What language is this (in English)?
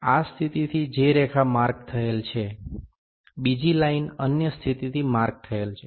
Gujarati